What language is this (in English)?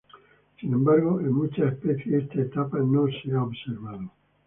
Spanish